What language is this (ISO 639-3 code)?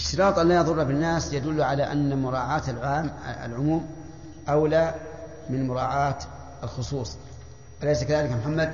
ara